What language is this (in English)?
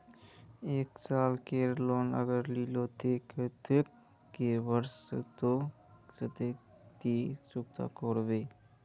Magahi